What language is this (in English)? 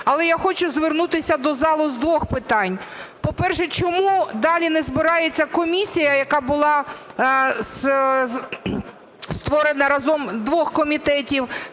Ukrainian